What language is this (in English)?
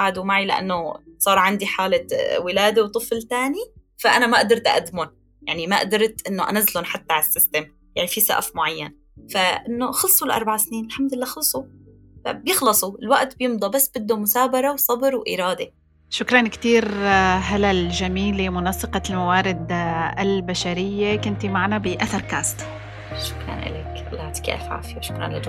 Arabic